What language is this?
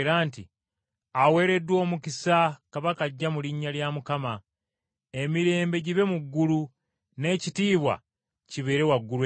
Ganda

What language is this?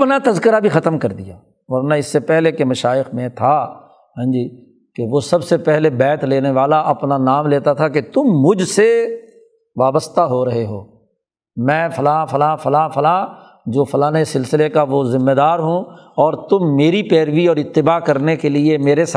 Urdu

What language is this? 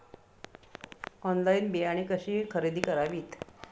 Marathi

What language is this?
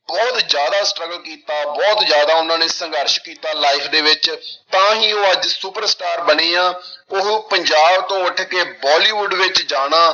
Punjabi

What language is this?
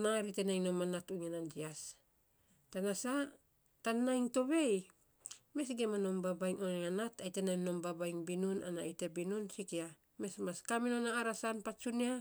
Saposa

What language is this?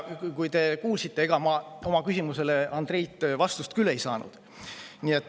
Estonian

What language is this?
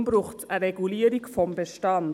Swiss German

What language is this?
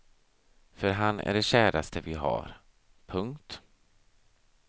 Swedish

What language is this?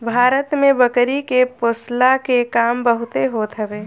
Bhojpuri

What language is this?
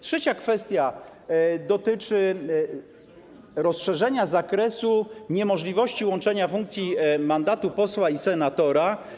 Polish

